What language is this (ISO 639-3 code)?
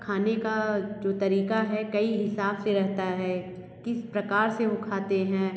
hin